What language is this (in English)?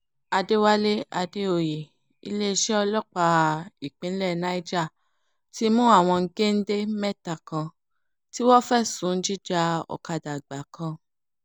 Yoruba